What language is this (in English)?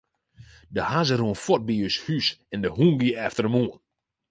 Western Frisian